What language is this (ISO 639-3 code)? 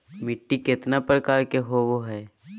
mag